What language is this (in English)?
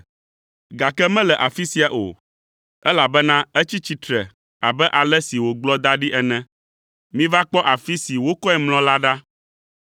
Ewe